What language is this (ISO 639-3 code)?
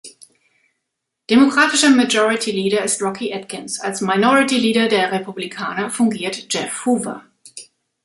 deu